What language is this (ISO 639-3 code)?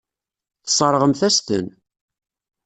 kab